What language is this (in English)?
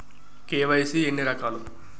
Telugu